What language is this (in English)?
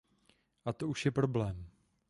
Czech